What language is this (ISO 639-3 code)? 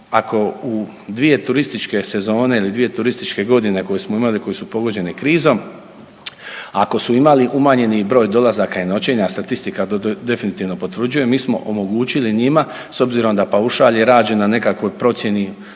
hrv